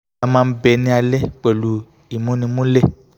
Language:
Yoruba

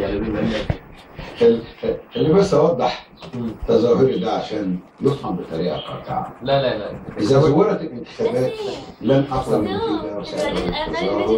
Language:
Arabic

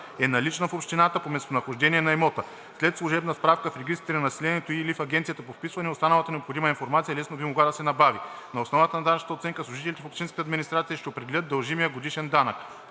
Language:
Bulgarian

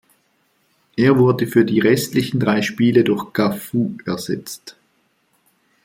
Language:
German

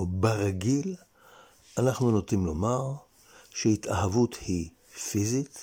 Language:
Hebrew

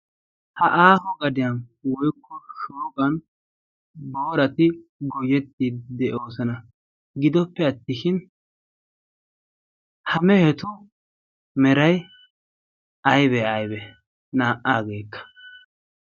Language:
Wolaytta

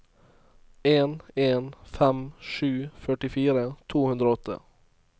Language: Norwegian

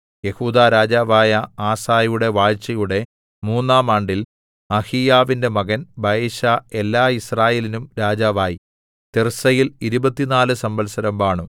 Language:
Malayalam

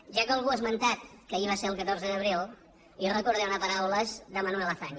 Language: Catalan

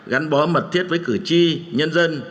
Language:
Vietnamese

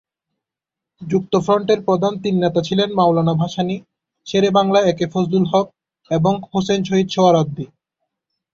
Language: Bangla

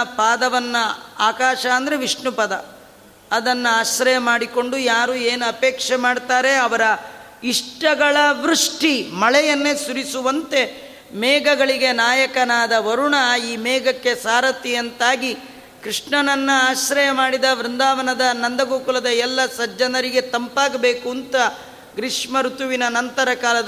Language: Kannada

